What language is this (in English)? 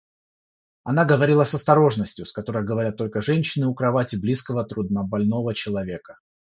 Russian